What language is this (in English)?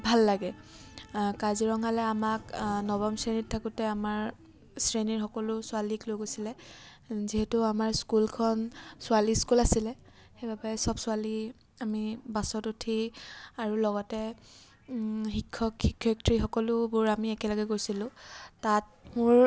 Assamese